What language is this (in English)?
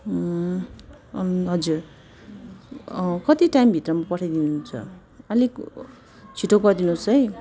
Nepali